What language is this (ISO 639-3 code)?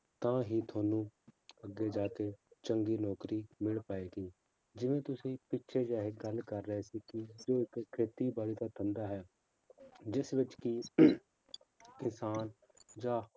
pan